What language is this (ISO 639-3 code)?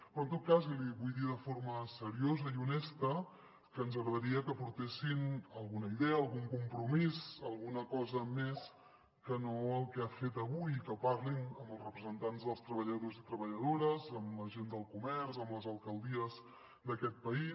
cat